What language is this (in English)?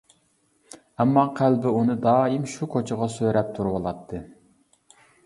Uyghur